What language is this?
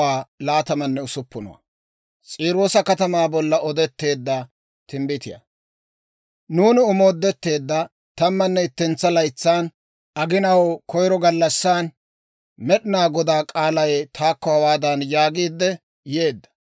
Dawro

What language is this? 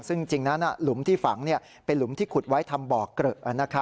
Thai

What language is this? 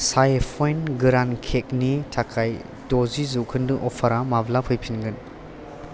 Bodo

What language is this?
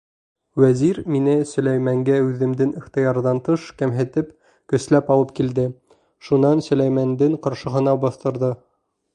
Bashkir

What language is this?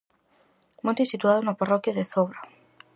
Galician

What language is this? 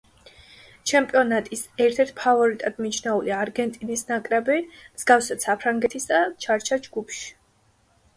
Georgian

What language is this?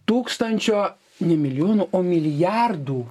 Lithuanian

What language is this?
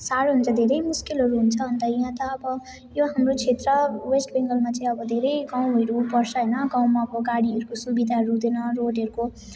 Nepali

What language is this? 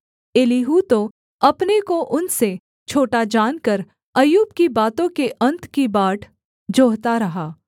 Hindi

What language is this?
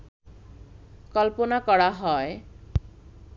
Bangla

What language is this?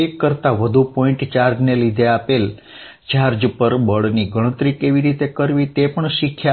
Gujarati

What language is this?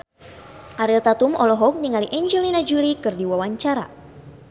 Sundanese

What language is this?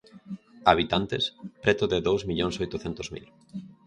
Galician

